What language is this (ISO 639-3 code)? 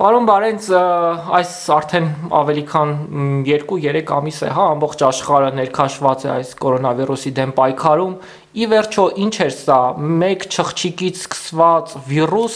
rus